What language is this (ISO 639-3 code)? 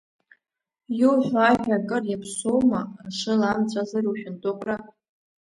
abk